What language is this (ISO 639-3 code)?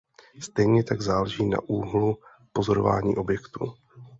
ces